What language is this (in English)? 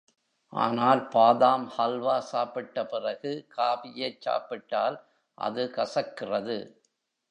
Tamil